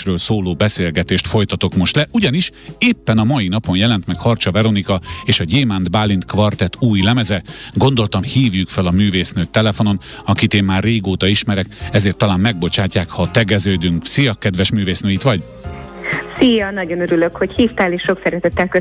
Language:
Hungarian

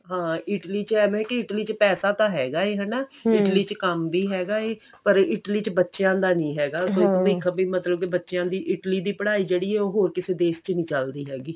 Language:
Punjabi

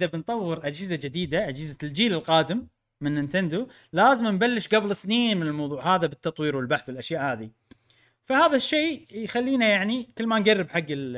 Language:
Arabic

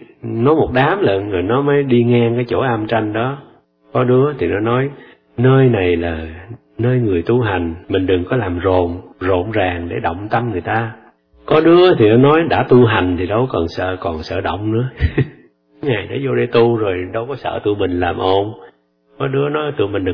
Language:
Vietnamese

